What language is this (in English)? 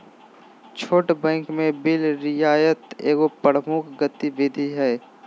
Magahi